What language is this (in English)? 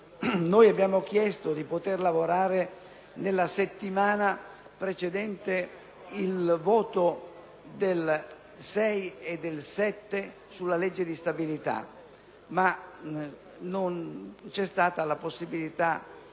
Italian